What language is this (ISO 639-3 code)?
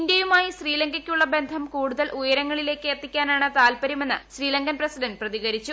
mal